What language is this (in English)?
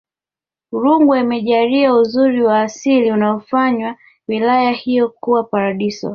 Swahili